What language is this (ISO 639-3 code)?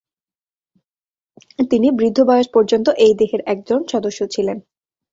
ben